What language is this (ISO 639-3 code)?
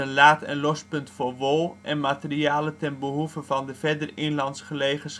nld